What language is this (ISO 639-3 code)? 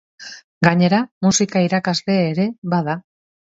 eus